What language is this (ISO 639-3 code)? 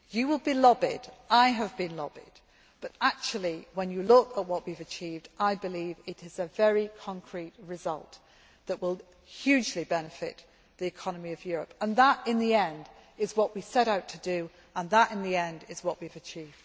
eng